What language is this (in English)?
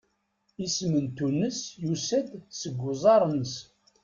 Kabyle